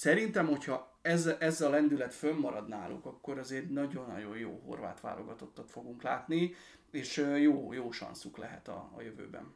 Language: Hungarian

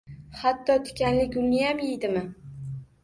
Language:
Uzbek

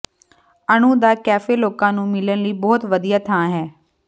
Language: Punjabi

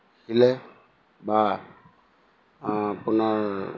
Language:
Assamese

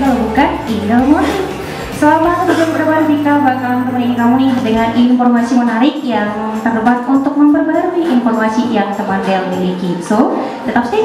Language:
Indonesian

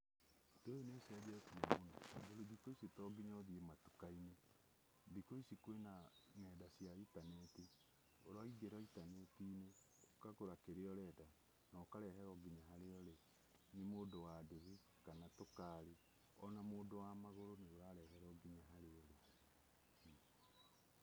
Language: Kikuyu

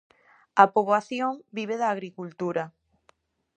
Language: Galician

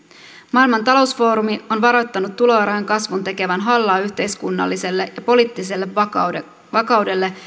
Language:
Finnish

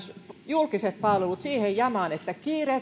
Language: Finnish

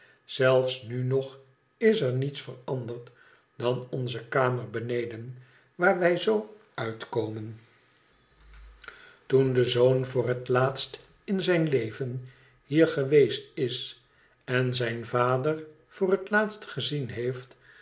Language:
Dutch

